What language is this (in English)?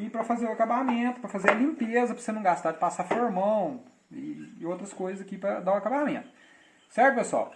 Portuguese